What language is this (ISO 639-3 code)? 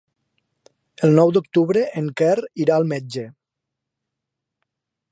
cat